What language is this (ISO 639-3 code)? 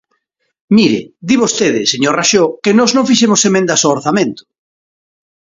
glg